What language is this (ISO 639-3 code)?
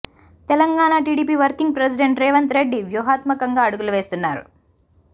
tel